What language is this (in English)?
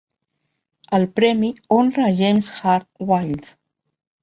Catalan